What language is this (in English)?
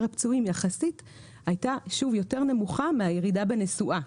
Hebrew